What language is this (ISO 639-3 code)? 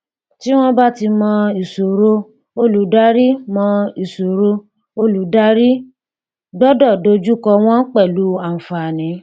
yor